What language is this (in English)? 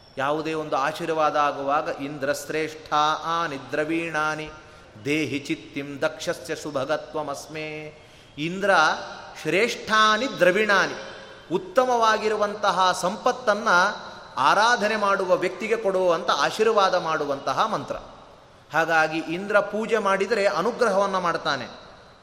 Kannada